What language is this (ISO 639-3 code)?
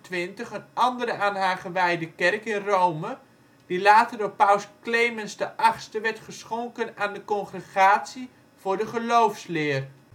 nld